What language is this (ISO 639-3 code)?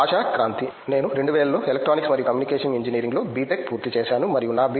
tel